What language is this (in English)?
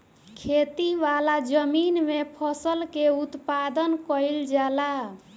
Bhojpuri